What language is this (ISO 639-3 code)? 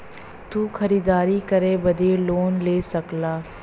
bho